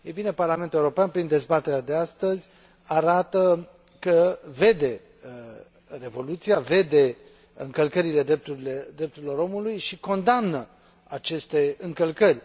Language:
Romanian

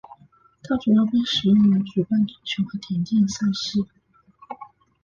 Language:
Chinese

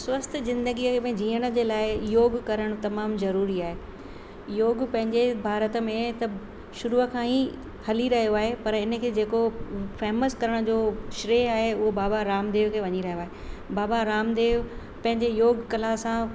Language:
Sindhi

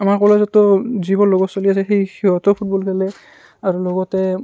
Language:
Assamese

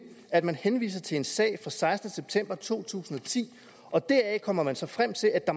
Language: Danish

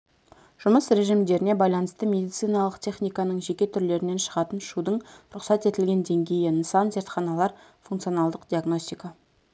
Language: Kazakh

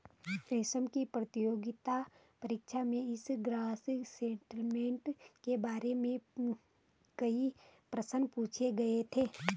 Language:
Hindi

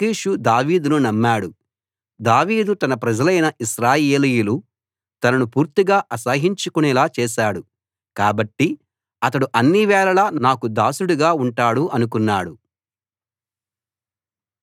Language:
Telugu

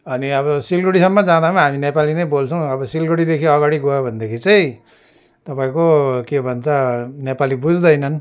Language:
Nepali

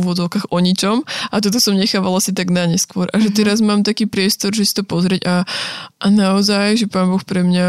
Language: Slovak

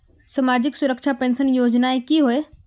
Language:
Magahi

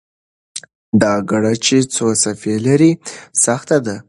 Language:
Pashto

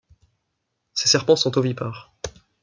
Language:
French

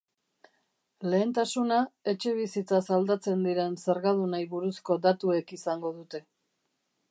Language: Basque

